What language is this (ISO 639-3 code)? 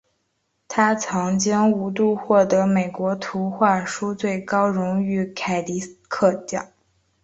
zho